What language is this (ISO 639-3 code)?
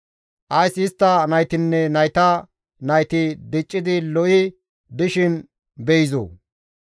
gmv